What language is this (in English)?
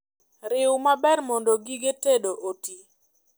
Luo (Kenya and Tanzania)